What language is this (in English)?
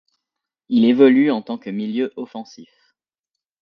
French